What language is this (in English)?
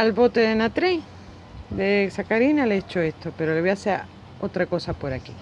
Spanish